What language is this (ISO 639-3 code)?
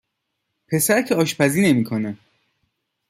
fas